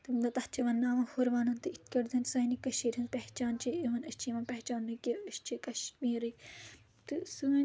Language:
Kashmiri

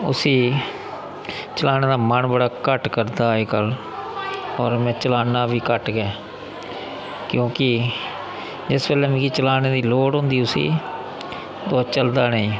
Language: Dogri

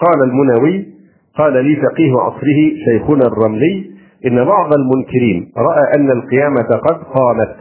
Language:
Arabic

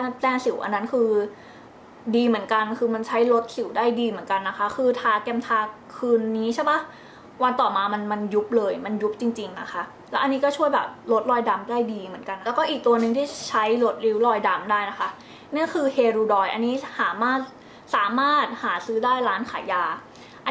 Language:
Thai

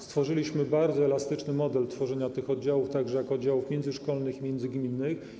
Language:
Polish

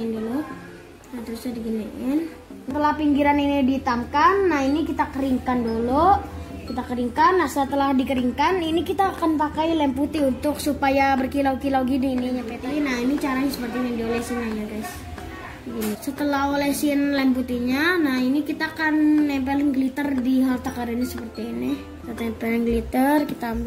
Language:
Indonesian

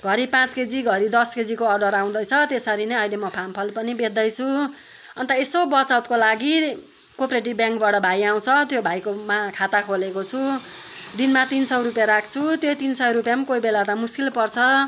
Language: Nepali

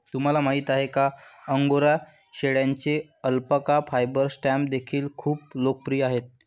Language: Marathi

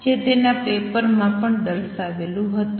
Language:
Gujarati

